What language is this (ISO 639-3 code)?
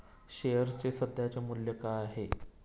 mar